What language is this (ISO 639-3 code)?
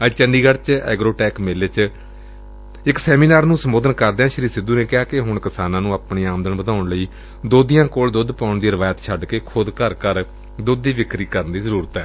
pan